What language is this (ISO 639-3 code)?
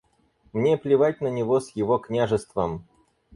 rus